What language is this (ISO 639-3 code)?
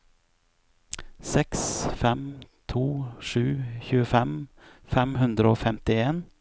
nor